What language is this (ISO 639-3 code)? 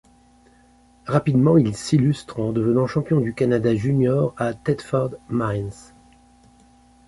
fra